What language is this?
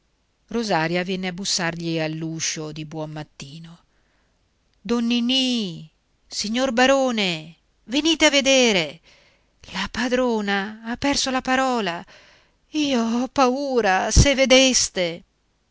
Italian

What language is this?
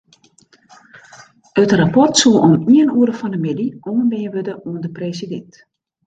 Western Frisian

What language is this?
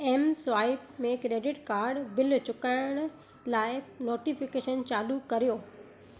Sindhi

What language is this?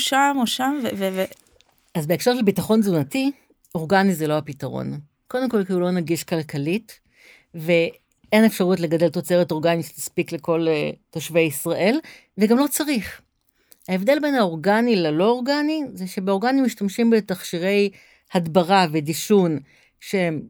Hebrew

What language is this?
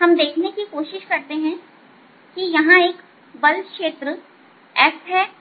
Hindi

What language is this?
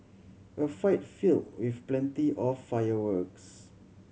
English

